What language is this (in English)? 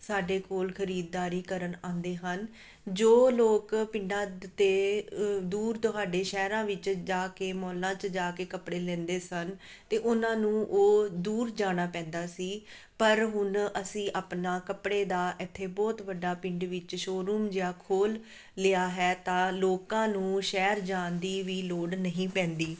Punjabi